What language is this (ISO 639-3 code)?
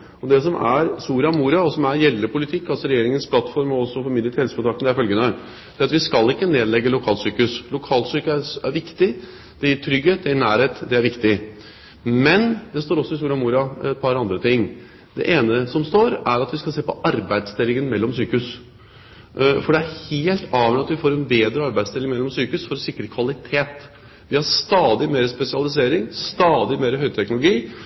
nob